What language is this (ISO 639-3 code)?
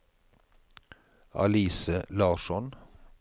nor